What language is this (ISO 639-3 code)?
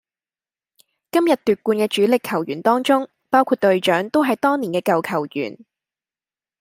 yue